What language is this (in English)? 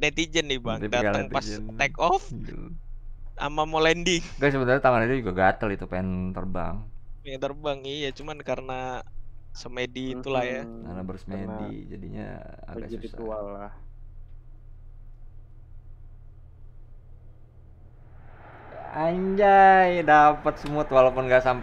Indonesian